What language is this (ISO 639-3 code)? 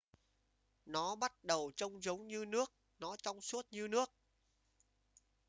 vie